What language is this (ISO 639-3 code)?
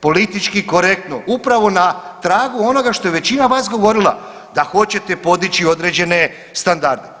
hrv